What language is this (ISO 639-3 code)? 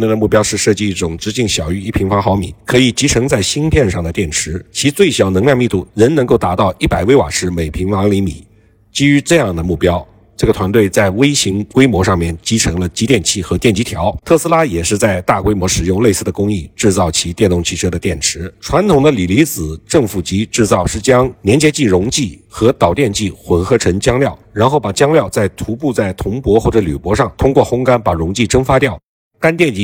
zho